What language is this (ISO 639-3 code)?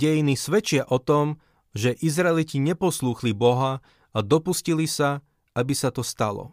slk